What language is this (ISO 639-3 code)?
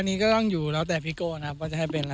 tha